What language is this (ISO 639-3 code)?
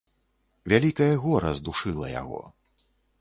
bel